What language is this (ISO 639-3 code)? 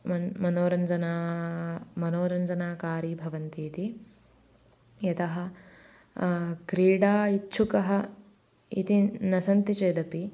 san